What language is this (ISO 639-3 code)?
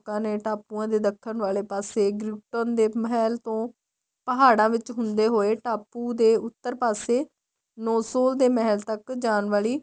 pan